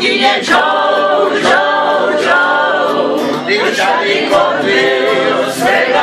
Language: Czech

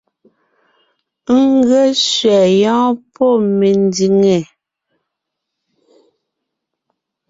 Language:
Ngiemboon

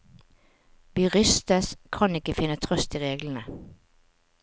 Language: Norwegian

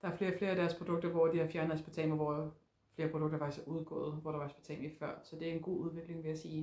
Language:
Danish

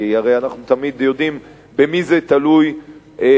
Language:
Hebrew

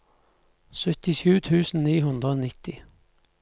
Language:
Norwegian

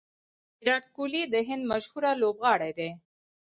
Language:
Pashto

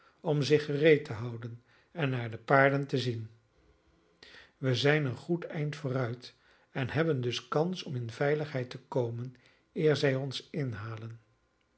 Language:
Dutch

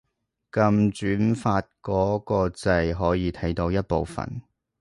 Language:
Cantonese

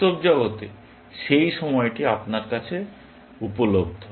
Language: Bangla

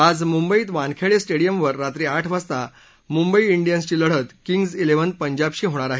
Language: Marathi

